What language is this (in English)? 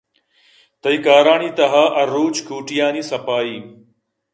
Eastern Balochi